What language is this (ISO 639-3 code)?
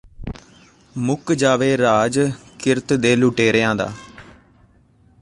pan